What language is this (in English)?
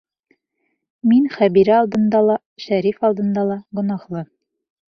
Bashkir